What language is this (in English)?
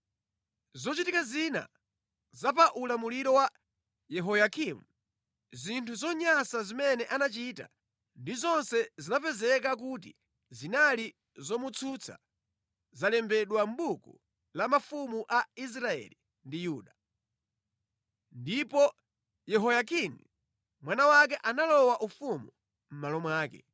Nyanja